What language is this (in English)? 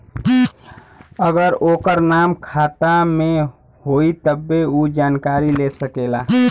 Bhojpuri